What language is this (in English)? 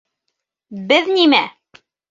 Bashkir